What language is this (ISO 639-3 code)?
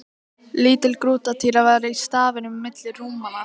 isl